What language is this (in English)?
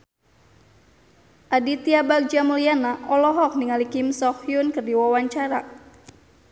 Sundanese